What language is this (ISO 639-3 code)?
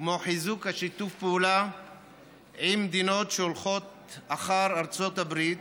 heb